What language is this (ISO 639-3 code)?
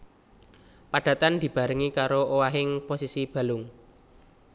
jav